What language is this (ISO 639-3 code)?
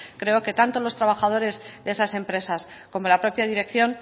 spa